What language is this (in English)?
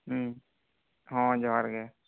Santali